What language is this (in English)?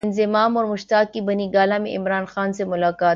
Urdu